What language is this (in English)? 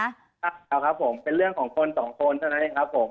Thai